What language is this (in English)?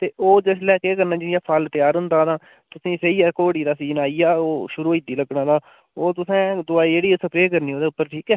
Dogri